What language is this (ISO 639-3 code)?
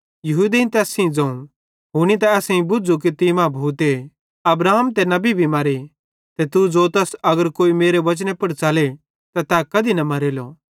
bhd